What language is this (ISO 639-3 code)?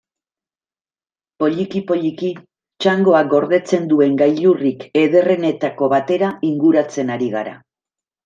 eus